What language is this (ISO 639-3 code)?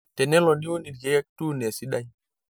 mas